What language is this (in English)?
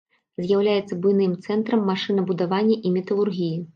Belarusian